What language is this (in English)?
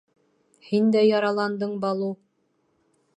Bashkir